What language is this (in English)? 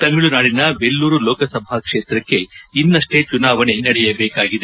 Kannada